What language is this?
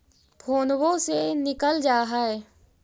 Magahi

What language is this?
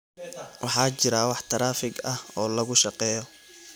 Somali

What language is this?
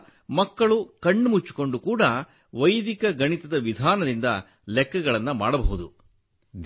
Kannada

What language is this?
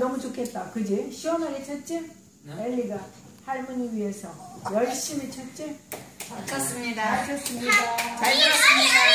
Korean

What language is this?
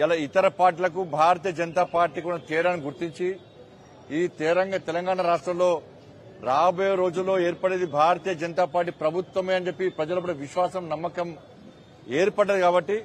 Telugu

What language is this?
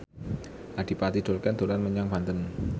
Javanese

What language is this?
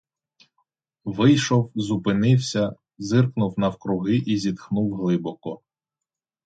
Ukrainian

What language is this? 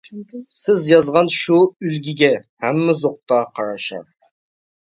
Uyghur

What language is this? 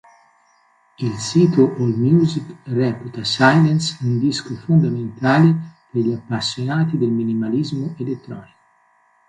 Italian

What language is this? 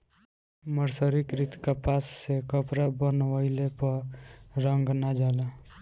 Bhojpuri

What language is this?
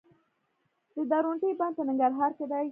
Pashto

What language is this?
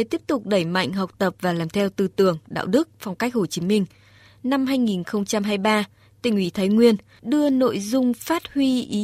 Vietnamese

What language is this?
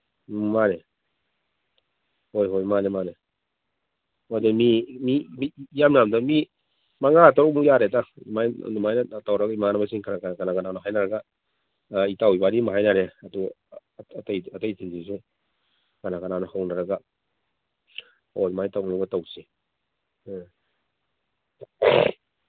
Manipuri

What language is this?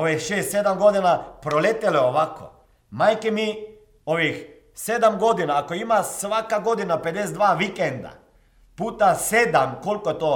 Croatian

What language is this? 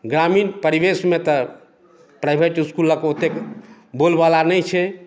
Maithili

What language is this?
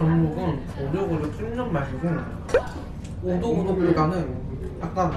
Korean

